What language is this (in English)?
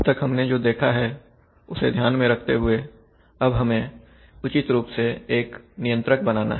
Hindi